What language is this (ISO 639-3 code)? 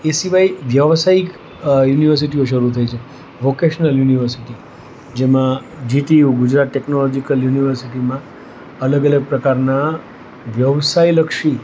guj